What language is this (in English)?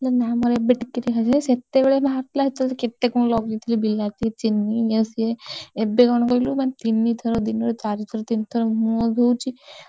Odia